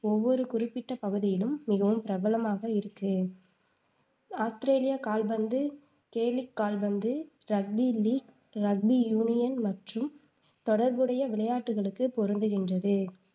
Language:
Tamil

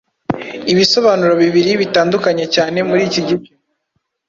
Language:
Kinyarwanda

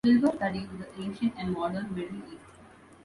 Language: English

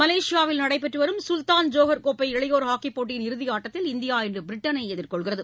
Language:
Tamil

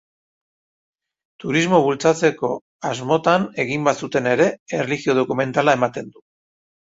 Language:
Basque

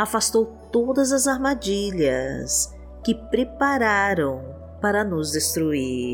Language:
Portuguese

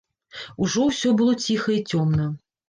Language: Belarusian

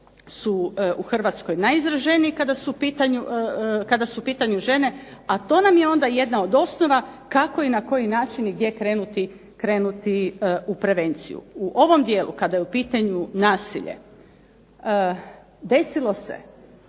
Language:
Croatian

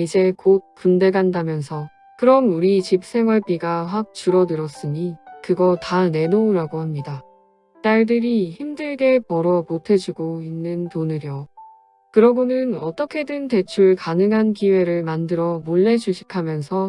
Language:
Korean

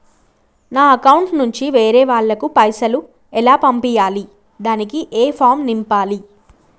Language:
Telugu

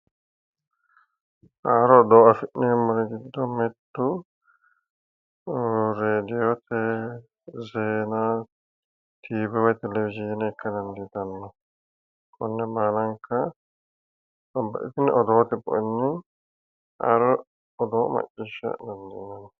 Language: Sidamo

